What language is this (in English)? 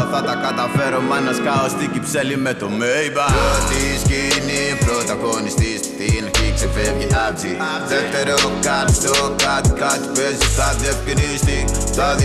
Greek